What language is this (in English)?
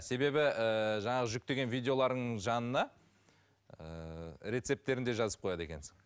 Kazakh